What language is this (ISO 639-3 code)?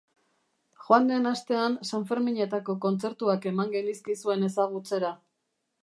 eus